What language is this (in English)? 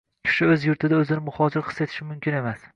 Uzbek